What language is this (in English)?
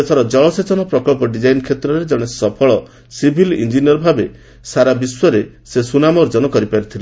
Odia